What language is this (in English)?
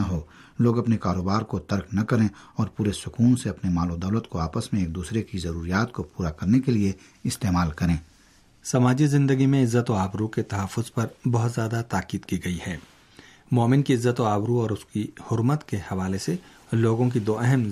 Urdu